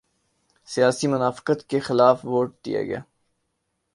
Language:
Urdu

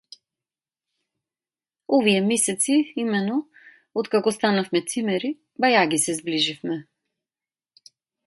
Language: Macedonian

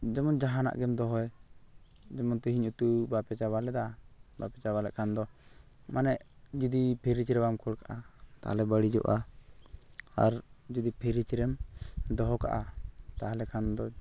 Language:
Santali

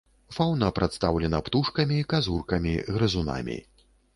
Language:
Belarusian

